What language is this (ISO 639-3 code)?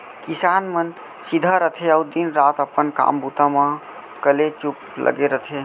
hne